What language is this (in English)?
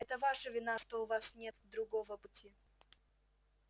Russian